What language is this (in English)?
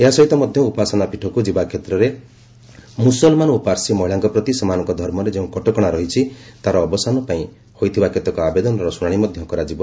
Odia